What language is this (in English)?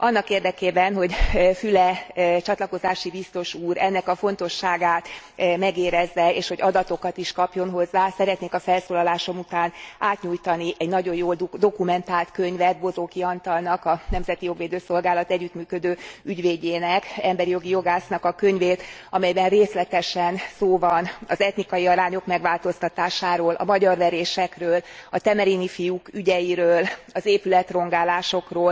Hungarian